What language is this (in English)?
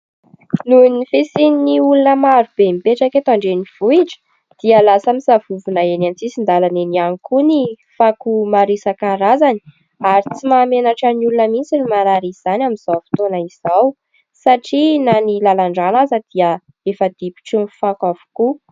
Malagasy